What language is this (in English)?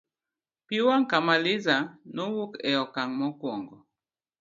Luo (Kenya and Tanzania)